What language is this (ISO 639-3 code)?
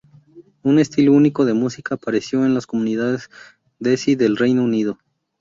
spa